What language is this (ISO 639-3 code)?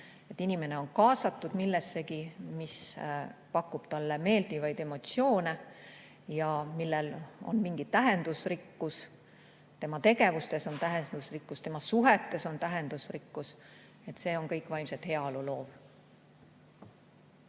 est